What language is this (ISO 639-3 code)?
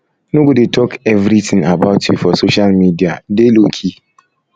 pcm